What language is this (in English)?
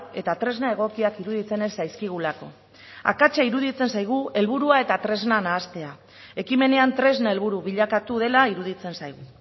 Basque